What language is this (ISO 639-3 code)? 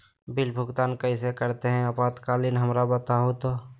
mag